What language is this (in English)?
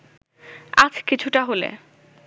Bangla